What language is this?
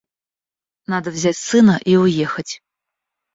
Russian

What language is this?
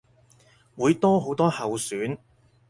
Cantonese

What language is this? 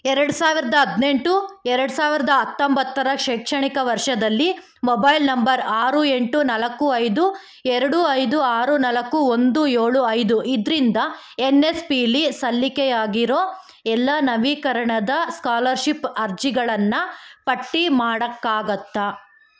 Kannada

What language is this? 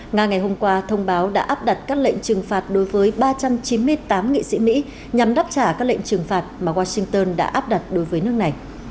Vietnamese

